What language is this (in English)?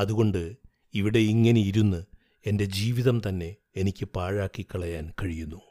Malayalam